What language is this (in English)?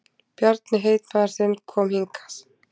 Icelandic